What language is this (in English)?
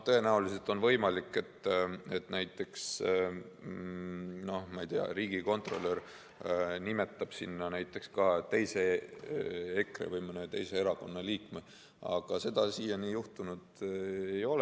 Estonian